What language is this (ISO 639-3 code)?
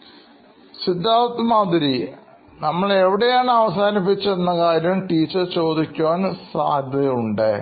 mal